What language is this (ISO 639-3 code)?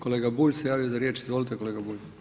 hrv